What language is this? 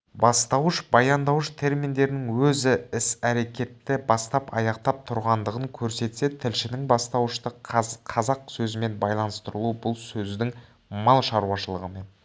Kazakh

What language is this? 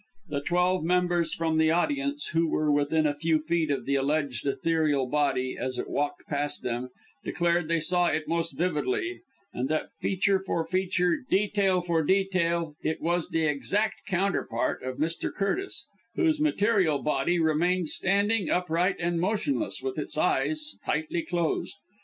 English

